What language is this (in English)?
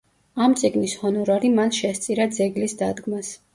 Georgian